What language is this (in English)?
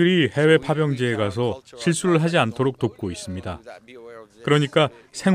Korean